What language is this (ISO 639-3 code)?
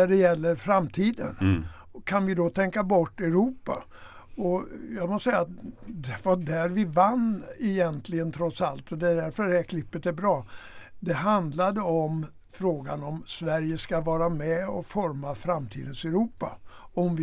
swe